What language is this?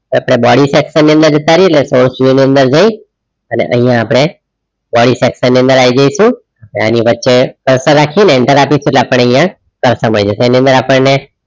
Gujarati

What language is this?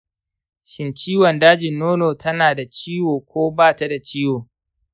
Hausa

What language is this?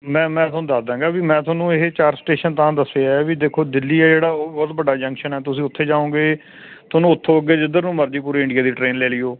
Punjabi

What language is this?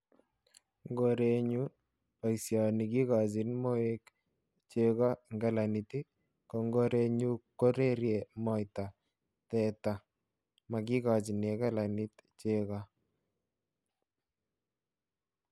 Kalenjin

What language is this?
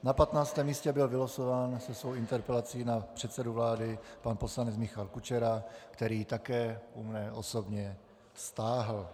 Czech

